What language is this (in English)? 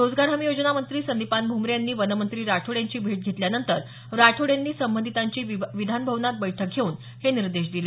Marathi